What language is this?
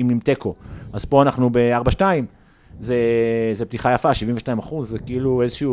Hebrew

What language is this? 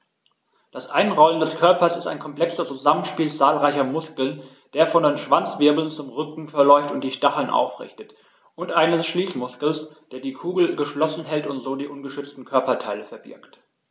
German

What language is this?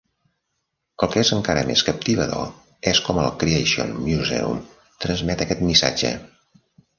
Catalan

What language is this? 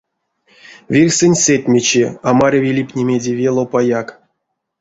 Erzya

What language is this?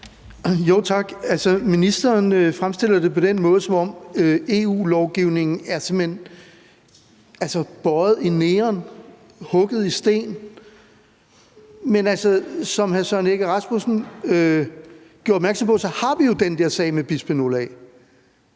Danish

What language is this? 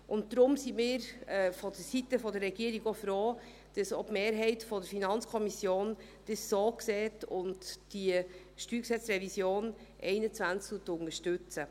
Swiss German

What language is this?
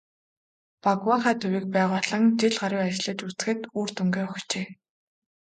Mongolian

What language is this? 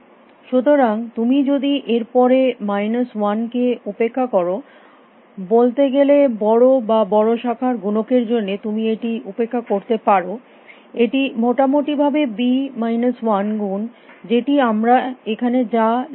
Bangla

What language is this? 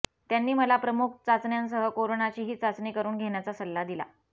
Marathi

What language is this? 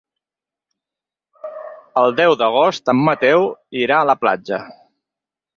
Catalan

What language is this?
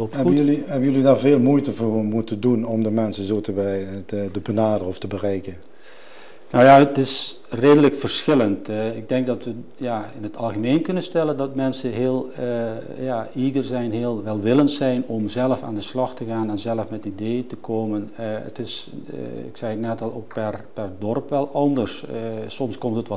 Dutch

